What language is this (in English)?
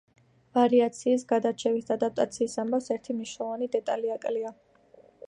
Georgian